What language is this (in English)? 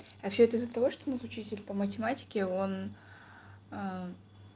Russian